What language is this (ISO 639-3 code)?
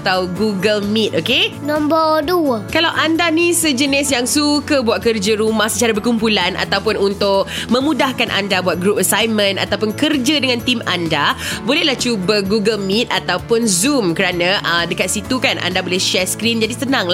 msa